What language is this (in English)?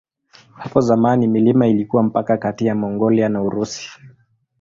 Swahili